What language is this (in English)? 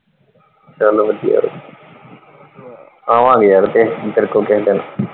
Punjabi